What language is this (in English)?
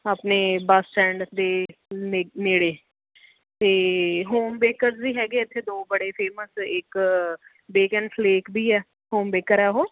Punjabi